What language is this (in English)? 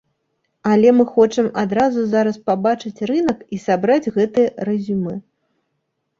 Belarusian